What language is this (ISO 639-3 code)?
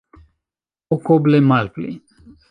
epo